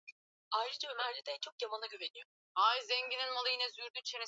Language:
Swahili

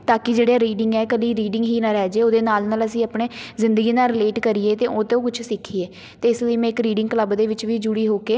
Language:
Punjabi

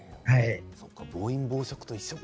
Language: Japanese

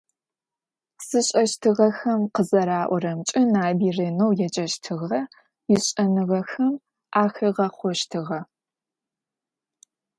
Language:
Adyghe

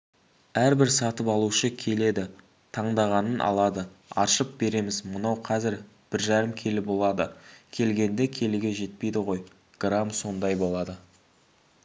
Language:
Kazakh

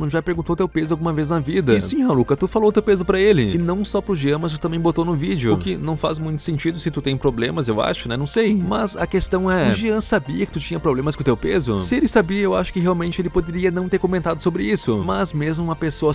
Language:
Portuguese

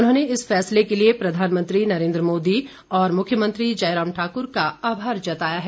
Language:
Hindi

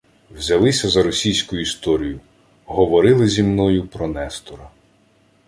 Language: Ukrainian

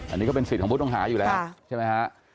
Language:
Thai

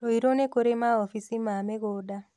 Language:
Kikuyu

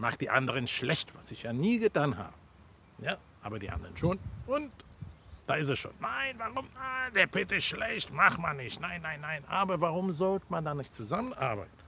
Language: German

